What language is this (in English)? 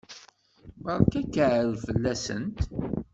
Kabyle